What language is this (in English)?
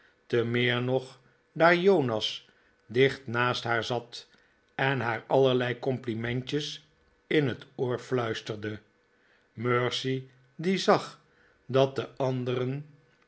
Dutch